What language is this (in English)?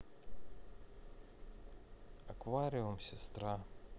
Russian